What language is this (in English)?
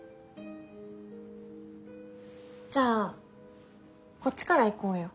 Japanese